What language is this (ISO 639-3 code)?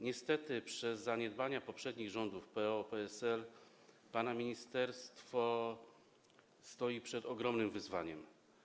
pol